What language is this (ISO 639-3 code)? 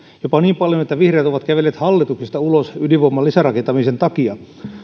fin